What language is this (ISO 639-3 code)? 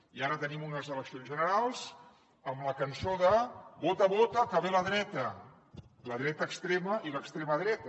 cat